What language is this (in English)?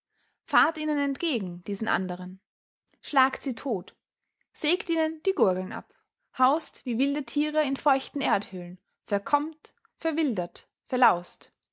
German